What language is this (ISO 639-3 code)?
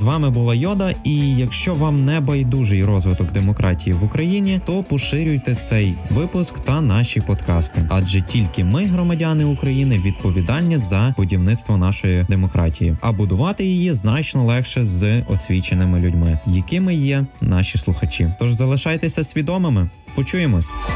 ukr